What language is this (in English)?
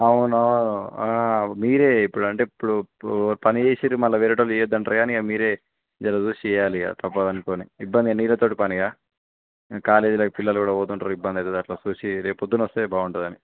Telugu